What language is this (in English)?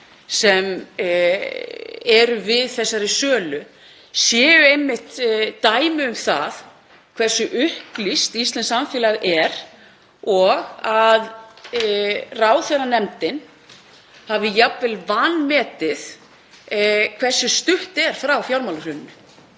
Icelandic